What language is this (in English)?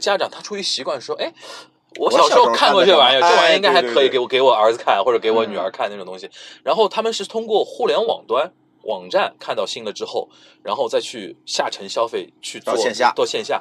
Chinese